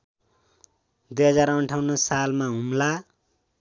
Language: Nepali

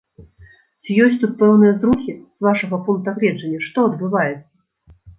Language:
Belarusian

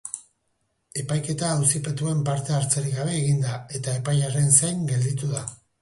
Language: Basque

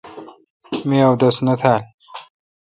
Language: Kalkoti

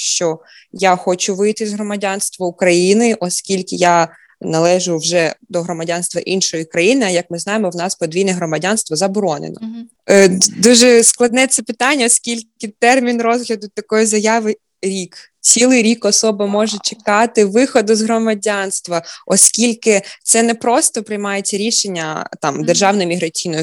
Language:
Ukrainian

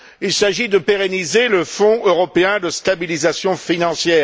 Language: French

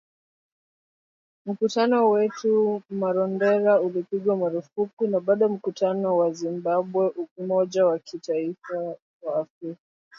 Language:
Swahili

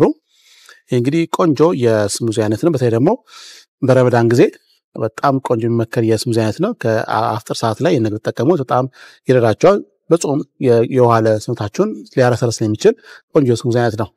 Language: Arabic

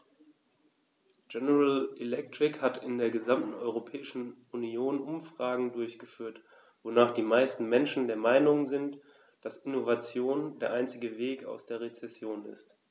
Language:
German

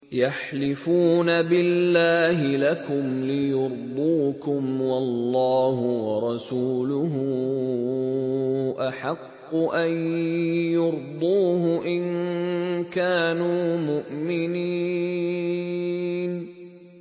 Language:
Arabic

